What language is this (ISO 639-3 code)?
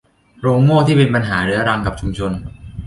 tha